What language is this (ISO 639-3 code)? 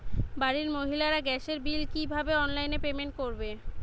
ben